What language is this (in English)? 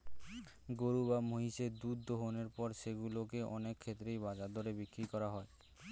Bangla